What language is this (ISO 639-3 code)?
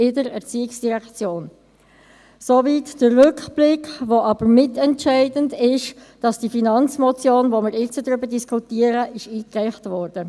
gsw